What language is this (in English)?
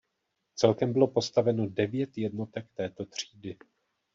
Czech